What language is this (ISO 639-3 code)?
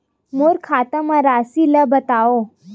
hne